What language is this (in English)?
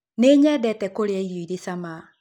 Kikuyu